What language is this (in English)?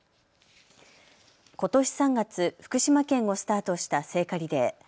Japanese